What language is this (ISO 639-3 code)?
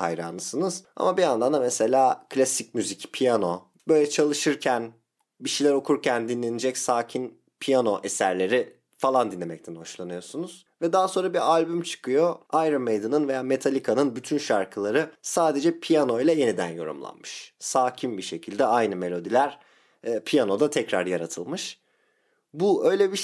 tur